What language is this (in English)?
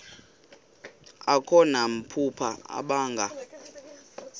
Xhosa